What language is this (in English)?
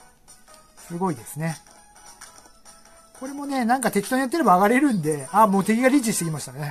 Japanese